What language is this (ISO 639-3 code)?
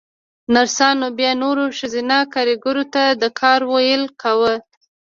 pus